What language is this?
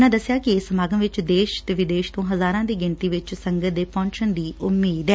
Punjabi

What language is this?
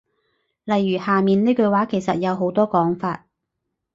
Cantonese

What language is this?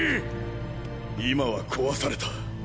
Japanese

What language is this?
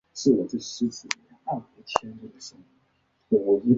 Chinese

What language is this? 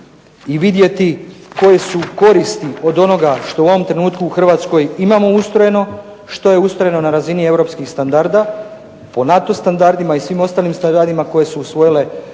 Croatian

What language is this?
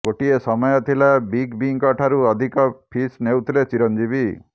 Odia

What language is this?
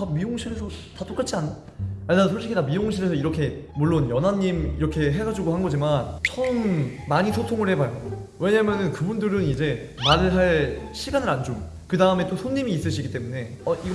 Korean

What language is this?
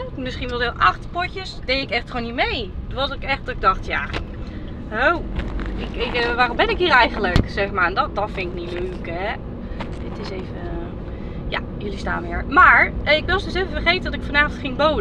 Dutch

